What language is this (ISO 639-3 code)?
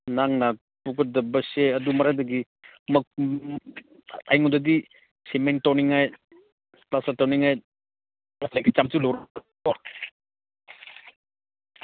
mni